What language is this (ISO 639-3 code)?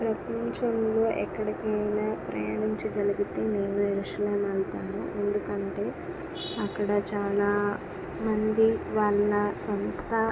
tel